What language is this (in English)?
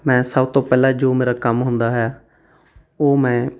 Punjabi